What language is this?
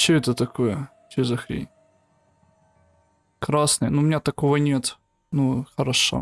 Russian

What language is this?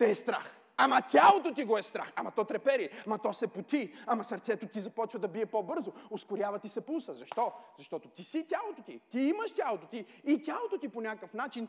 Bulgarian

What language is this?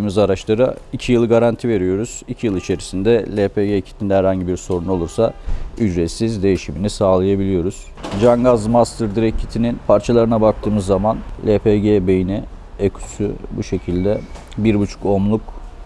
Turkish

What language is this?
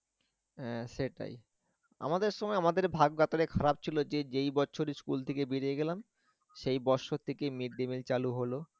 Bangla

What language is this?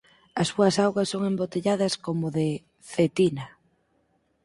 Galician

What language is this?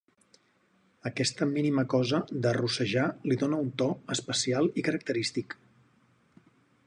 Catalan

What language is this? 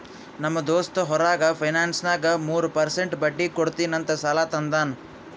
Kannada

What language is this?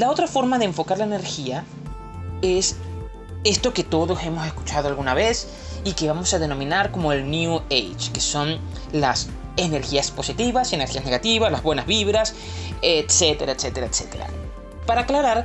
Spanish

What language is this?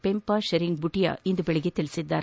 Kannada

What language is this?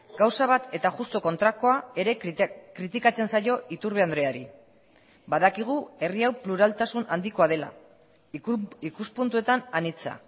Basque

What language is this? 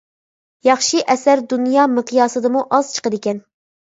Uyghur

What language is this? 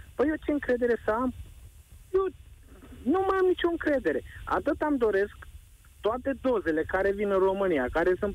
Romanian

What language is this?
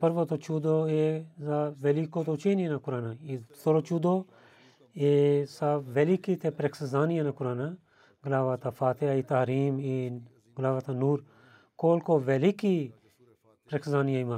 Bulgarian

